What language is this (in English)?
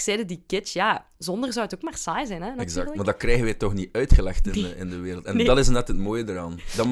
Dutch